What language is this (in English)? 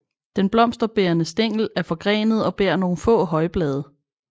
Danish